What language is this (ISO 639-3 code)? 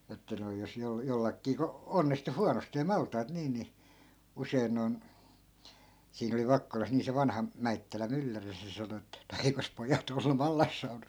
fin